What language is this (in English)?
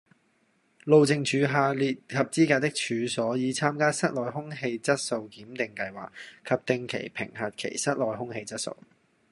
Cantonese